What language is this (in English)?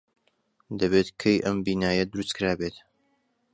Central Kurdish